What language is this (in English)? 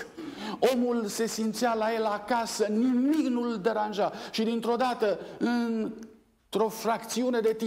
Romanian